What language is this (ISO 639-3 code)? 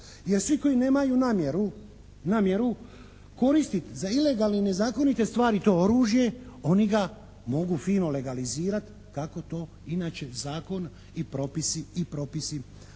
hrv